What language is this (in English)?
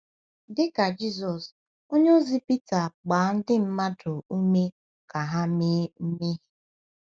Igbo